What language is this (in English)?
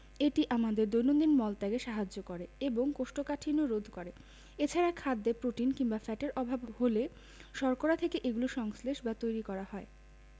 Bangla